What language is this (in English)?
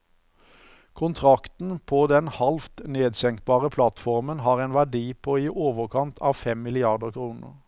Norwegian